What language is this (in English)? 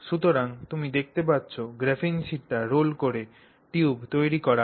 Bangla